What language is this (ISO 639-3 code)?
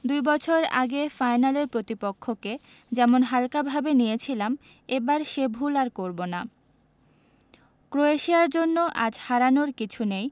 ben